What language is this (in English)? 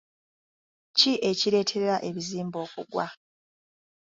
Ganda